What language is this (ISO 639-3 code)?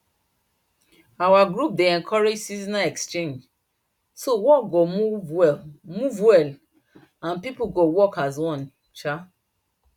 pcm